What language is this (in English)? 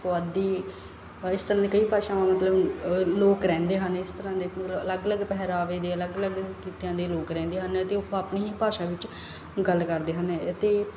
Punjabi